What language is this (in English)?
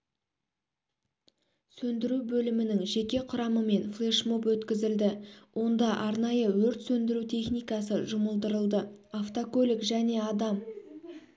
Kazakh